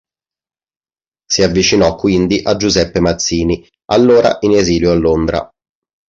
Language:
Italian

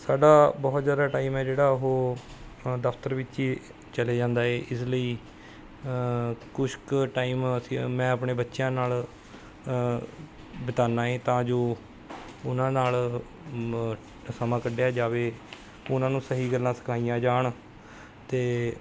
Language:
Punjabi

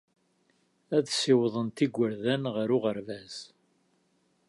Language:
Kabyle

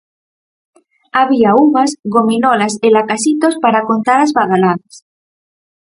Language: Galician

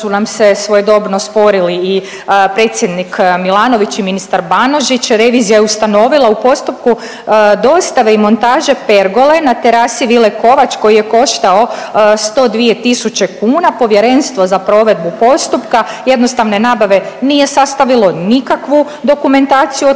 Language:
Croatian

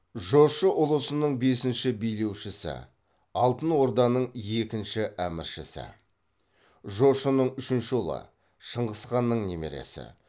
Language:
Kazakh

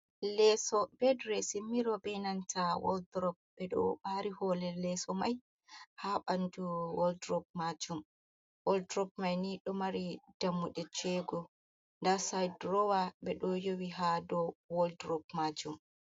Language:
Fula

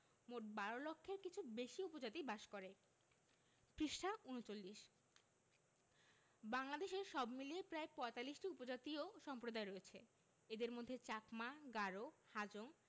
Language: Bangla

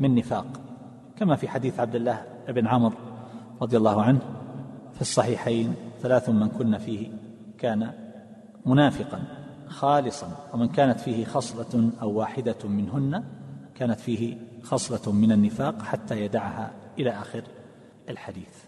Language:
Arabic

